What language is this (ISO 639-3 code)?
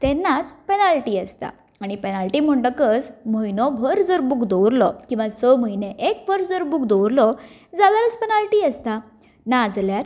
kok